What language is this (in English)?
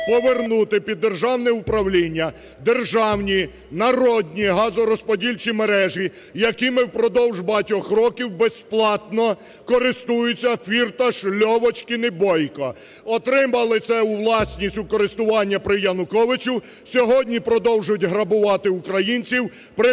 Ukrainian